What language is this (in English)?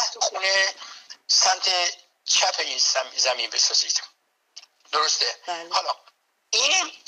Persian